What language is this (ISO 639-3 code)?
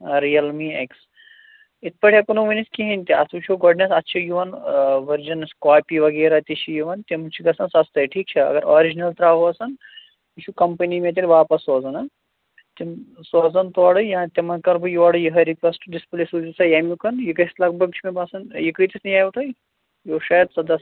kas